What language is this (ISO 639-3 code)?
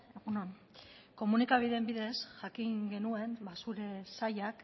eus